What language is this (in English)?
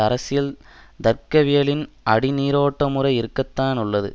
Tamil